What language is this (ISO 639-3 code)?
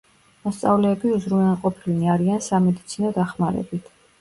kat